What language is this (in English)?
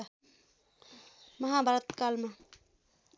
Nepali